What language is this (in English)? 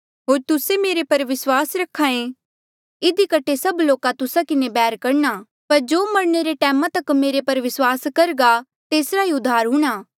Mandeali